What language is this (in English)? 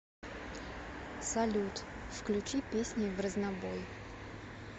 Russian